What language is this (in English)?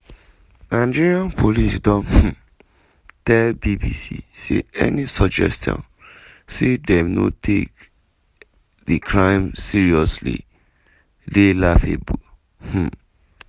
Nigerian Pidgin